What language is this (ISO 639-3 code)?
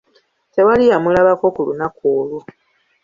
lug